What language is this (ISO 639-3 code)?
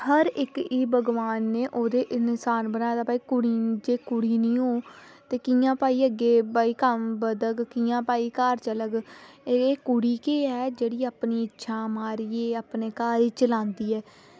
doi